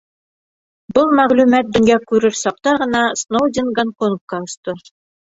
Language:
Bashkir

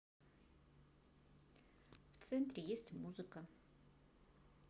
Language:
Russian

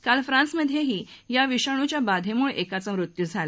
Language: Marathi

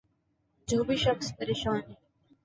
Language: Urdu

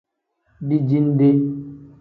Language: Tem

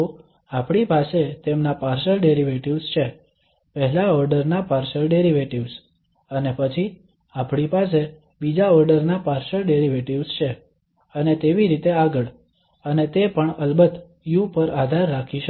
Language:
Gujarati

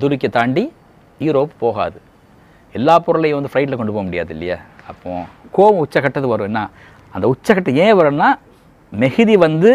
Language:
Tamil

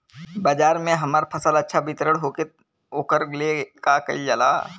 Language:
Bhojpuri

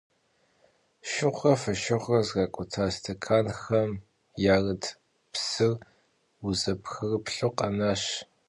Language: Kabardian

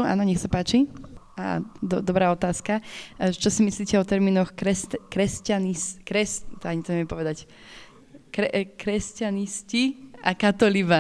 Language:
Slovak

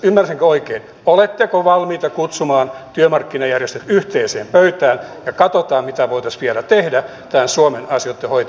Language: Finnish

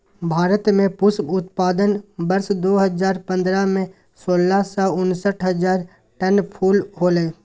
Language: Magahi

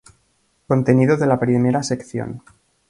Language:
Spanish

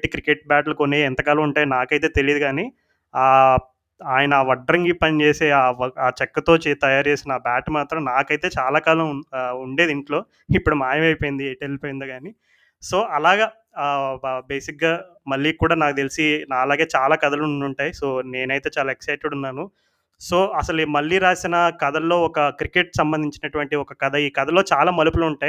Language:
Telugu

